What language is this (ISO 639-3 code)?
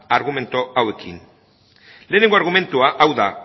eus